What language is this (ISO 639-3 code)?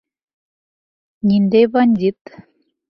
bak